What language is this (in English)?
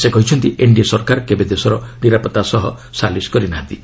Odia